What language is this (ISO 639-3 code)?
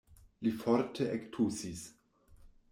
epo